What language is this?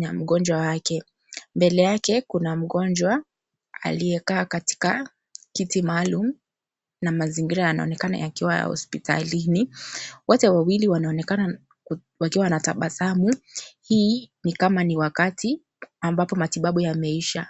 Swahili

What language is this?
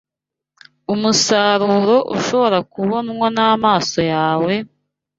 Kinyarwanda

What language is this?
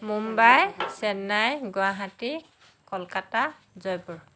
Assamese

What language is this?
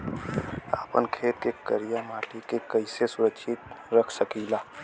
Bhojpuri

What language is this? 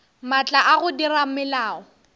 Northern Sotho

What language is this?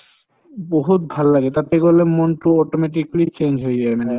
Assamese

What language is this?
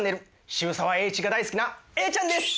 Japanese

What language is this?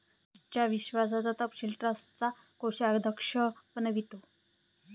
Marathi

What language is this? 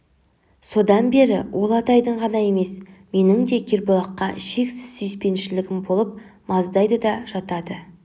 Kazakh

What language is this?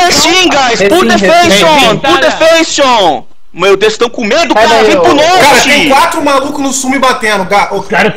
Portuguese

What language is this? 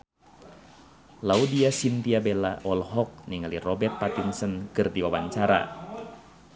Sundanese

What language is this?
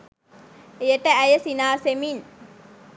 Sinhala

